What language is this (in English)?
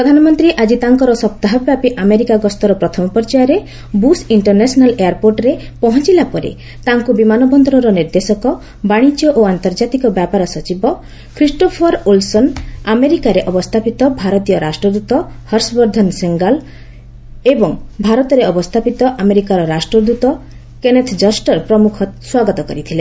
Odia